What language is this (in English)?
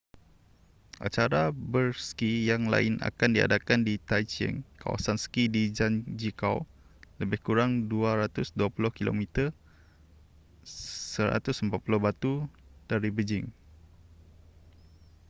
Malay